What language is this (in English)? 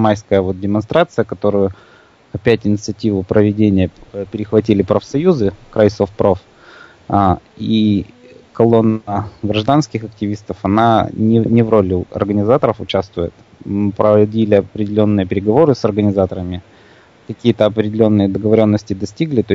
Russian